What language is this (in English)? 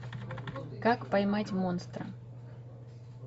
Russian